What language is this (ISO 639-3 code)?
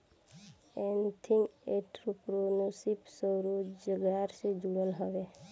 bho